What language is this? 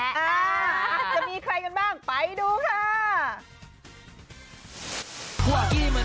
Thai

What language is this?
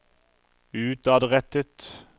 Norwegian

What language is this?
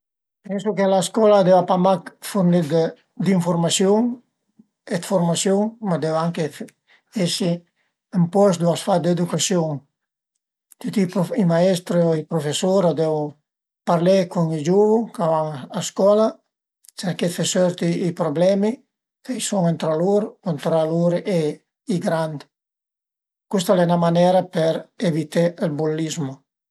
Piedmontese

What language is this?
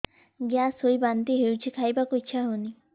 Odia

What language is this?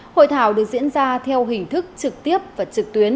Vietnamese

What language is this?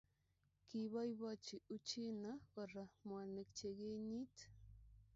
Kalenjin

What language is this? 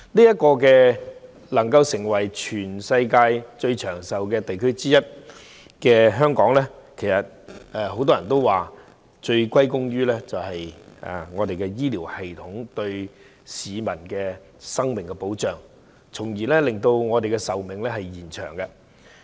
Cantonese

